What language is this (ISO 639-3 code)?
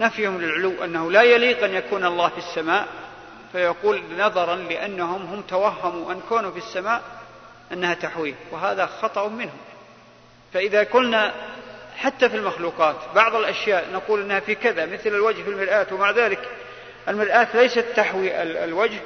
ara